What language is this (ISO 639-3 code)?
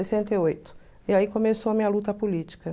por